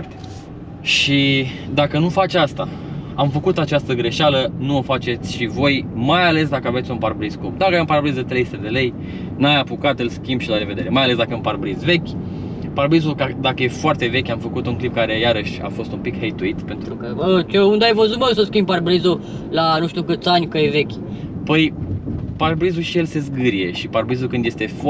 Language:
Romanian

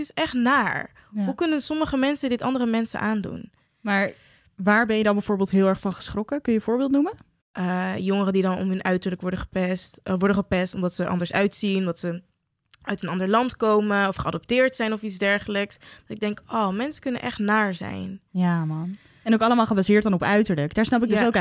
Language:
Dutch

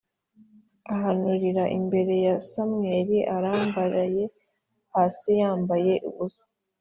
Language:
Kinyarwanda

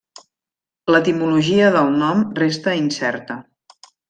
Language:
Catalan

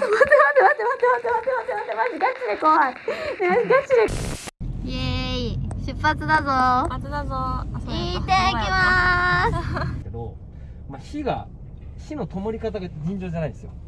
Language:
Japanese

